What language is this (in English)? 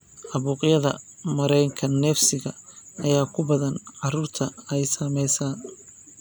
Somali